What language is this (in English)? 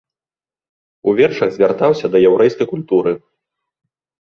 Belarusian